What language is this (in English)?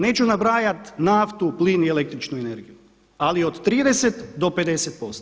Croatian